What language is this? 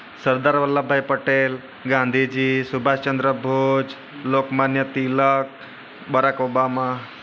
Gujarati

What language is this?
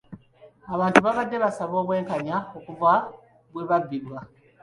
Ganda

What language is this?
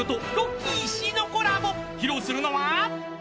Japanese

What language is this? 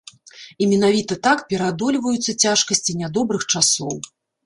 Belarusian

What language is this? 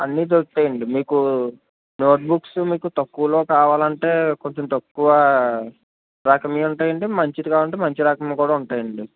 Telugu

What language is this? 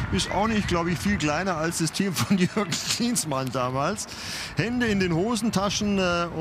German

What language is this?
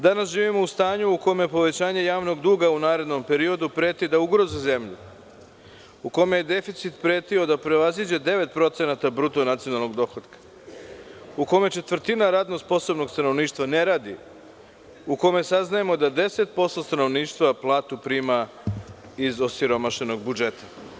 Serbian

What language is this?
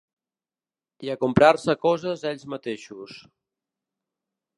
Catalan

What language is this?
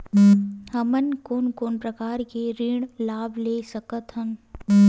Chhattisgarhi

